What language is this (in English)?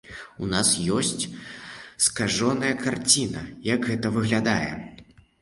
Belarusian